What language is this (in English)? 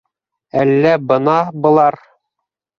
Bashkir